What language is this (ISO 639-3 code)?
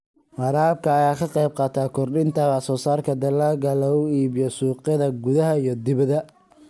som